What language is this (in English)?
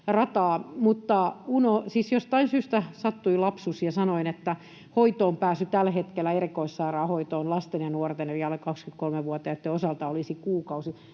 Finnish